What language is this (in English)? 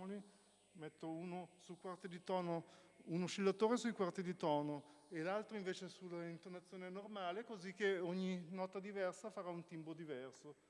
Italian